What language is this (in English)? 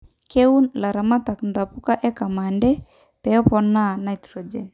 Masai